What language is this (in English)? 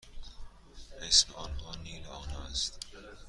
Persian